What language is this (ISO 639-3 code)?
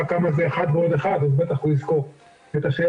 heb